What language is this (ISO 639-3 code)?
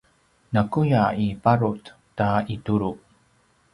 pwn